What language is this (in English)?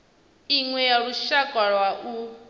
Venda